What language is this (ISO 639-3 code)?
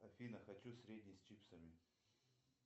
rus